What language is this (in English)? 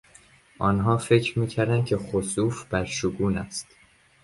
Persian